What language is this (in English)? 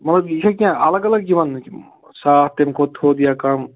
Kashmiri